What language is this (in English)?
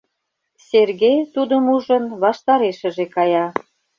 Mari